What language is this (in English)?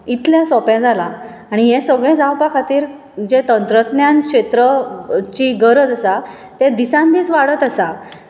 Konkani